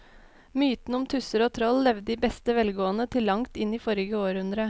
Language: Norwegian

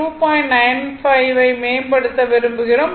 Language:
Tamil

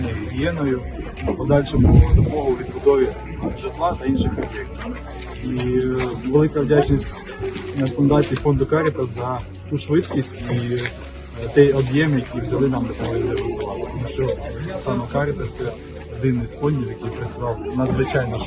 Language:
Ukrainian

